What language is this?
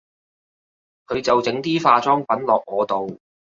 Cantonese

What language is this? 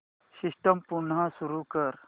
Marathi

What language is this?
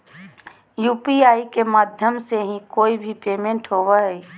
Magahi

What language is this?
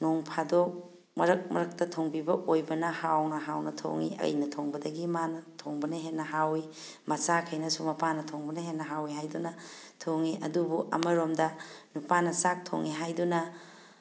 Manipuri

